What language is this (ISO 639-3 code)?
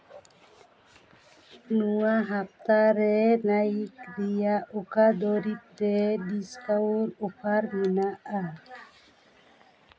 sat